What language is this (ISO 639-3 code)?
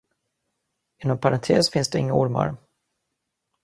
swe